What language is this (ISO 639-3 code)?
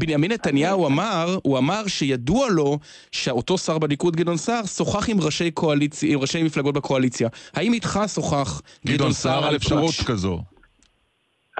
heb